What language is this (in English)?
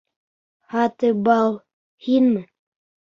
Bashkir